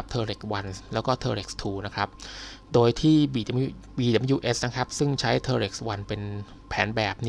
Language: Thai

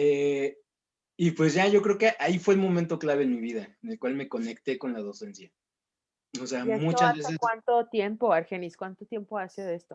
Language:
Spanish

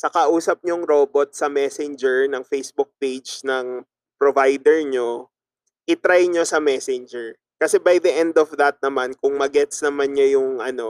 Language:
Filipino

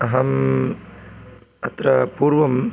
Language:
Sanskrit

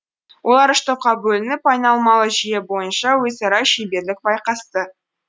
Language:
Kazakh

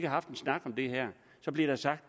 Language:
Danish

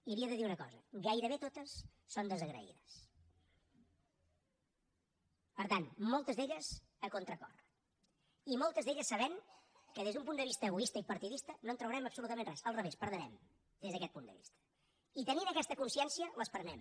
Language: Catalan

